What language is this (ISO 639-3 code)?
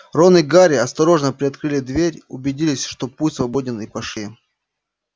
rus